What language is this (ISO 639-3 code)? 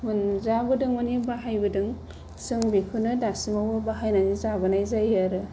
brx